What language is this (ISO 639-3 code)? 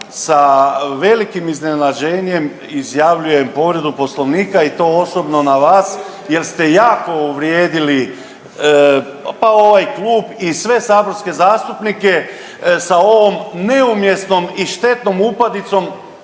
hrv